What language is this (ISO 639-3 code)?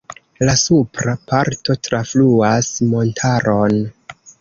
epo